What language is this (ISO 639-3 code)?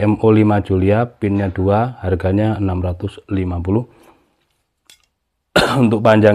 ind